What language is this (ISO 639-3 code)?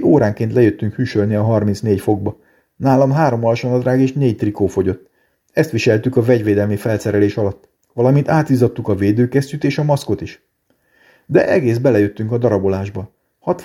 hun